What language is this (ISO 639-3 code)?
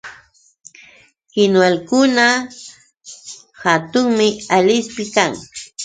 qux